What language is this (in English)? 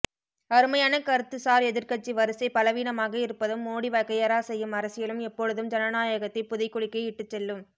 Tamil